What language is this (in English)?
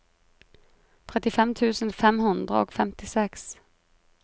Norwegian